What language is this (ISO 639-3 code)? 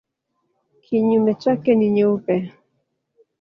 swa